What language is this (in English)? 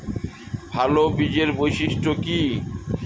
Bangla